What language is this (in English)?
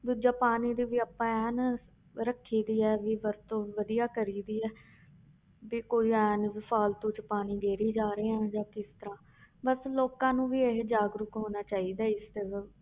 Punjabi